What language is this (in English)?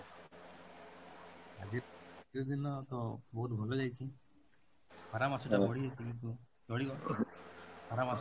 Odia